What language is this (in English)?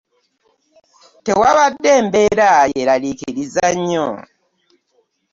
Ganda